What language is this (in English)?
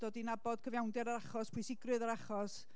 Welsh